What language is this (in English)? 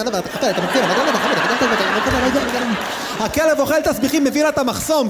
Hebrew